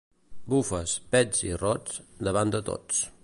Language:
Catalan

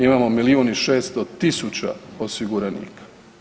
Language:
Croatian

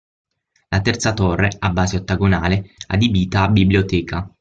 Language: Italian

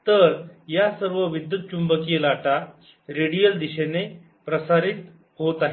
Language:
Marathi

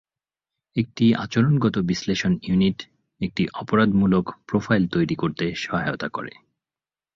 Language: Bangla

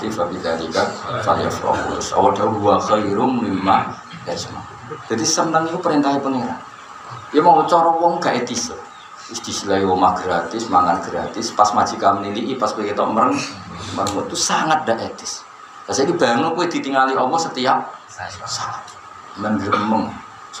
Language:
Indonesian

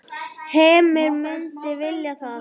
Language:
Icelandic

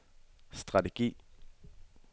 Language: Danish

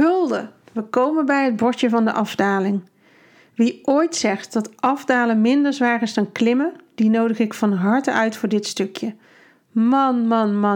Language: Dutch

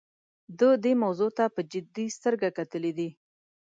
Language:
Pashto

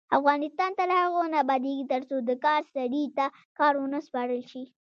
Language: Pashto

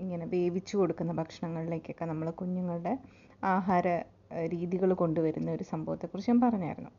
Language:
Malayalam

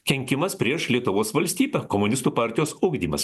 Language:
Lithuanian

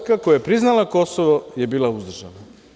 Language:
Serbian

